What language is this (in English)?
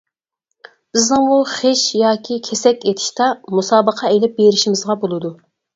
Uyghur